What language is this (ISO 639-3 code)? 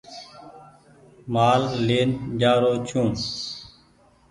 gig